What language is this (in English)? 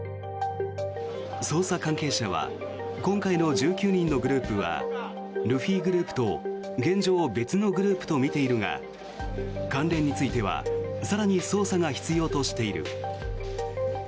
Japanese